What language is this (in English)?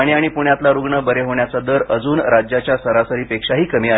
Marathi